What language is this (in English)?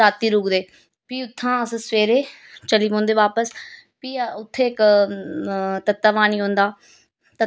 Dogri